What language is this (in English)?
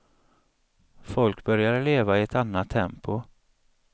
Swedish